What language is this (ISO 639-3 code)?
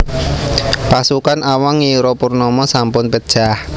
jav